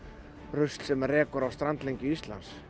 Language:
Icelandic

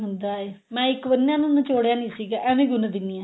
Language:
Punjabi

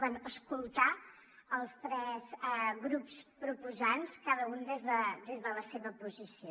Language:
Catalan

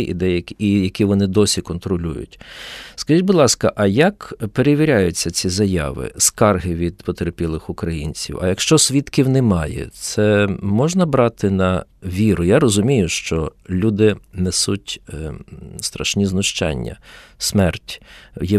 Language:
Ukrainian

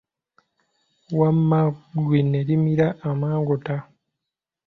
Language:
Ganda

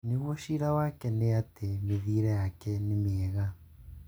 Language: Kikuyu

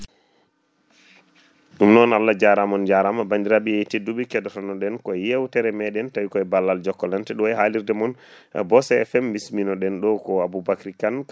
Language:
Fula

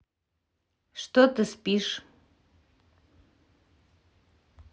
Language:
Russian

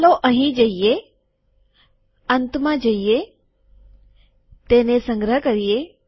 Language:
Gujarati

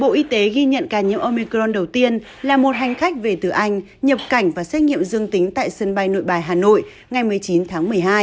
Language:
Vietnamese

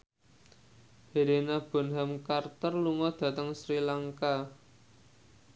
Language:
Javanese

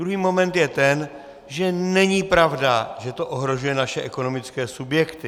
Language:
Czech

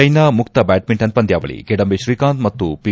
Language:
Kannada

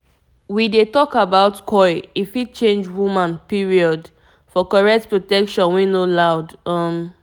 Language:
Nigerian Pidgin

